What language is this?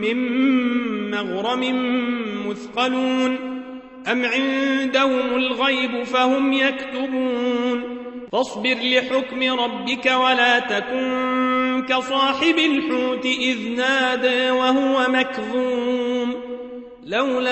Arabic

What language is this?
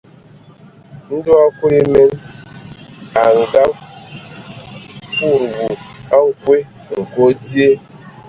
Ewondo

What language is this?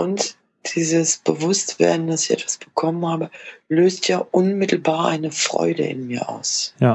German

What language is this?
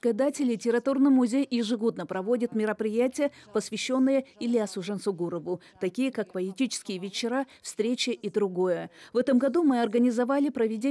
Russian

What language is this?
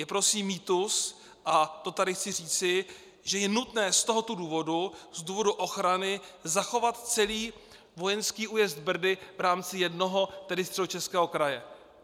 Czech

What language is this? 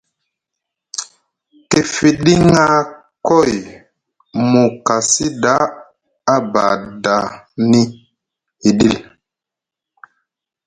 Musgu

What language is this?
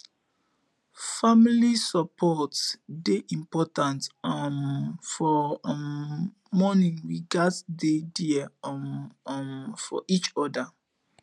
Nigerian Pidgin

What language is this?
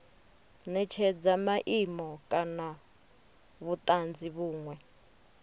Venda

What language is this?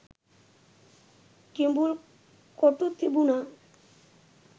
Sinhala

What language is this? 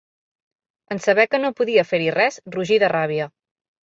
Catalan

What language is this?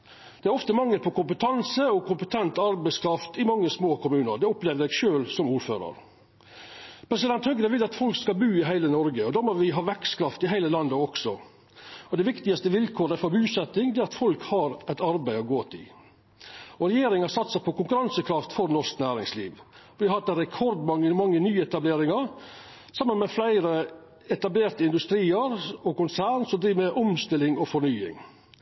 Norwegian Nynorsk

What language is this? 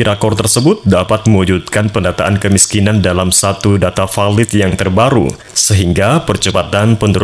Indonesian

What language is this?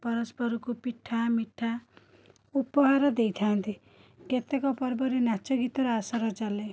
Odia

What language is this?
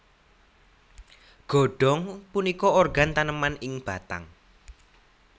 Javanese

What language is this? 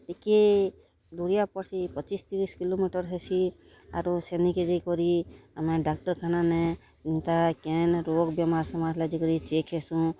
Odia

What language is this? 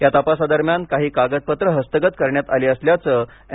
Marathi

